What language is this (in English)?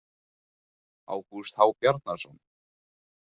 Icelandic